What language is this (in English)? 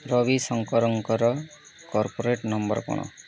Odia